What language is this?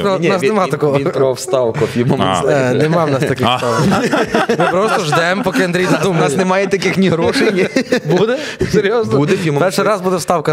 Ukrainian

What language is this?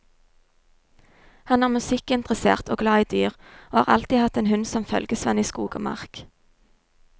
Norwegian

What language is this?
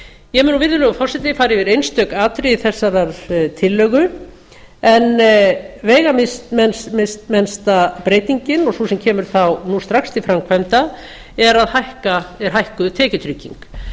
Icelandic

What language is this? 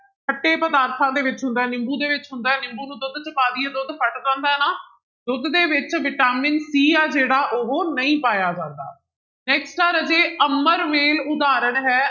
Punjabi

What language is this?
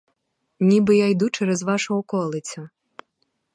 Ukrainian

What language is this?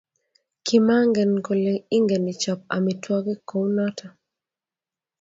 Kalenjin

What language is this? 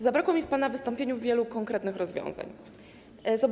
Polish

